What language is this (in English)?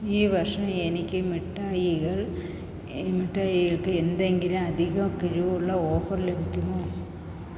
Malayalam